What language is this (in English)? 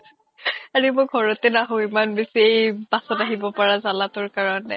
Assamese